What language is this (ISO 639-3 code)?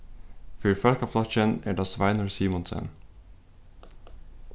fao